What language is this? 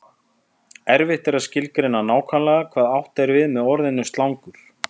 Icelandic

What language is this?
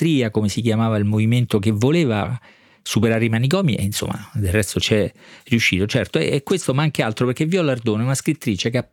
Italian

